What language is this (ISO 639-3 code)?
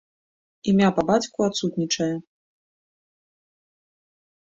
bel